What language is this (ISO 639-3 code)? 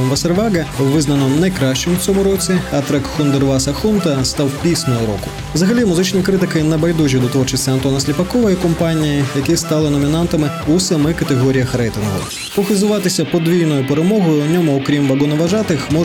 ukr